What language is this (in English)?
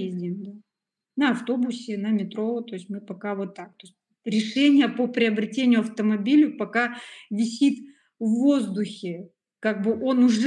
Russian